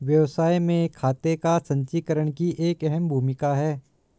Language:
Hindi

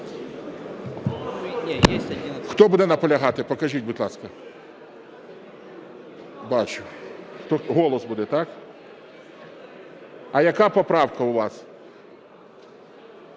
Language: Ukrainian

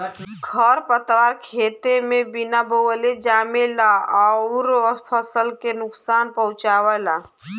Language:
Bhojpuri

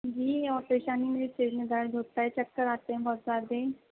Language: Urdu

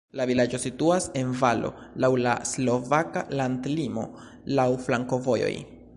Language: Esperanto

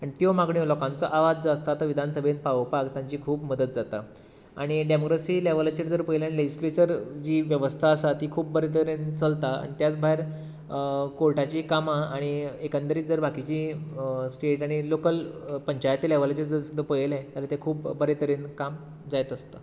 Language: Konkani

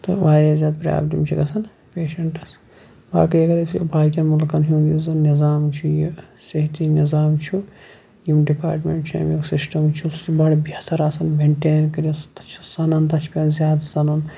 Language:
Kashmiri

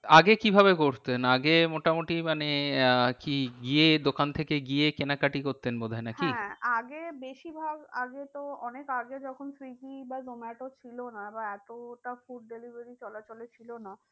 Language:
Bangla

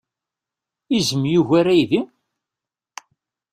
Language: Kabyle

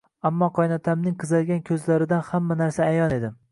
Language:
Uzbek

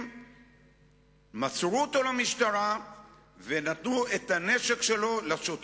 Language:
Hebrew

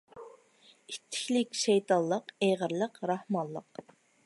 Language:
Uyghur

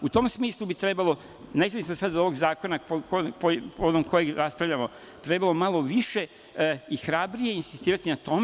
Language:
Serbian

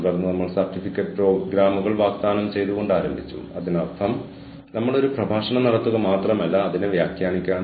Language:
Malayalam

